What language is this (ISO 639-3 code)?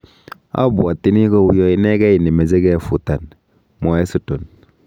kln